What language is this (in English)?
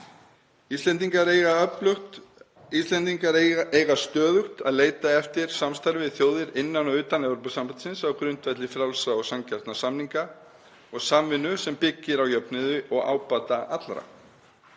Icelandic